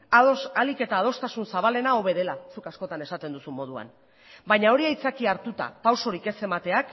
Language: Basque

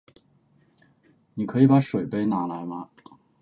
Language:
Chinese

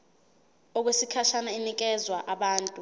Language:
Zulu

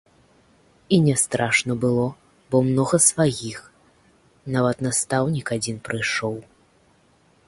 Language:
Belarusian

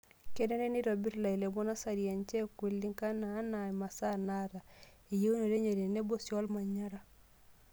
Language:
Masai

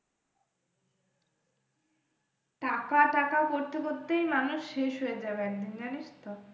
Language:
Bangla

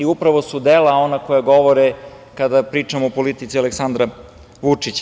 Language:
Serbian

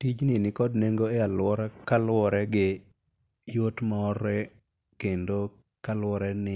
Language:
Luo (Kenya and Tanzania)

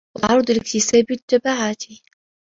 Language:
Arabic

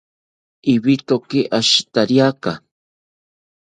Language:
South Ucayali Ashéninka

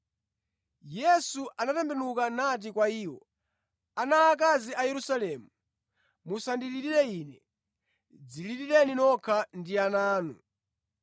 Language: Nyanja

